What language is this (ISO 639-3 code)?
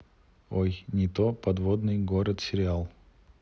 rus